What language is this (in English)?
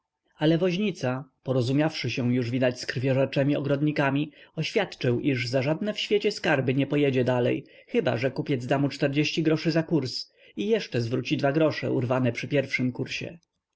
Polish